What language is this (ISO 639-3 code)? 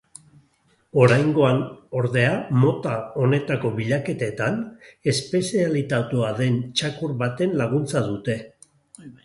eus